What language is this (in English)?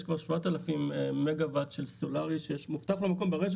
Hebrew